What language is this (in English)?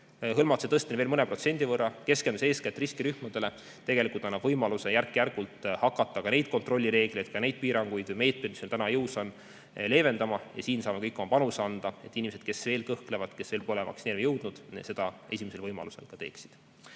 Estonian